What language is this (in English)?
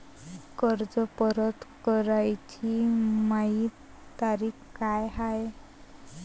Marathi